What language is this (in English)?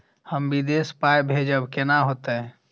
Maithili